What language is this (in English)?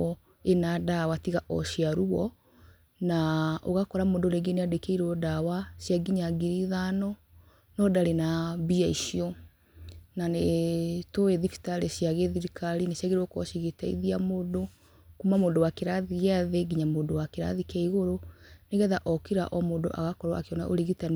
Kikuyu